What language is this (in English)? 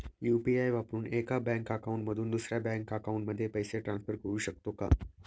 Marathi